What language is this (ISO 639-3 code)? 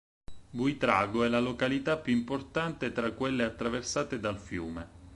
ita